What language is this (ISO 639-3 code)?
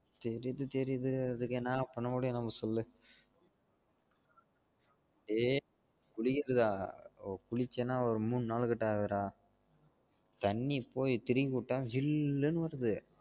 tam